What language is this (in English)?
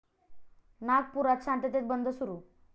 Marathi